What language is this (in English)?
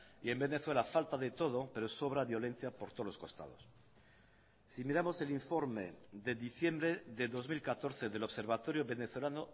Spanish